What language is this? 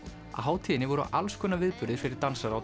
Icelandic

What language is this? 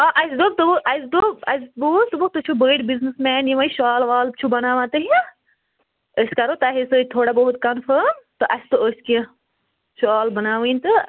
Kashmiri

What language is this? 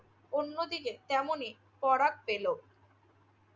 Bangla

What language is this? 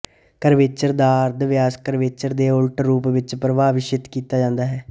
Punjabi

